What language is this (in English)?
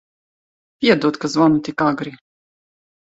Latvian